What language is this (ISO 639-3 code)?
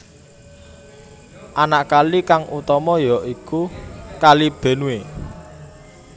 jav